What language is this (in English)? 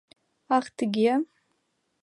Mari